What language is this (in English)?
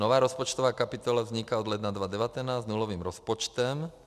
Czech